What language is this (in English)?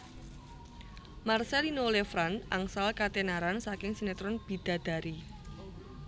Javanese